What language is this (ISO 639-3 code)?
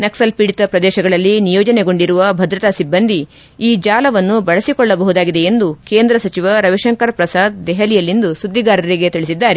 kan